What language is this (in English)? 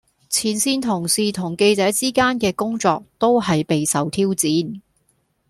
Cantonese